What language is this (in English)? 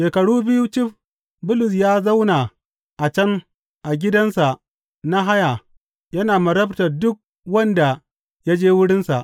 Hausa